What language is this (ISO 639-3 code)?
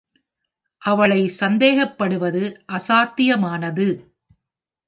tam